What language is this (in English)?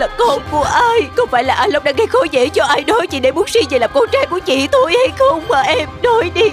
Vietnamese